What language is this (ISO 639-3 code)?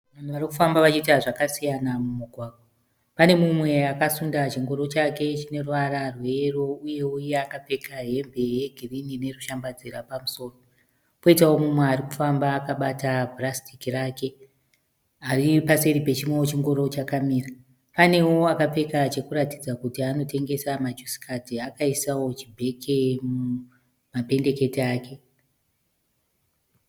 sna